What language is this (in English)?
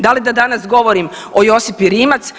Croatian